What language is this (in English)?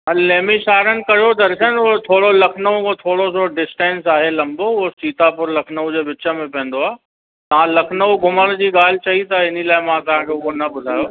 Sindhi